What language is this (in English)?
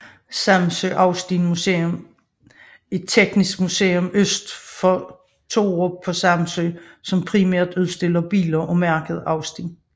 Danish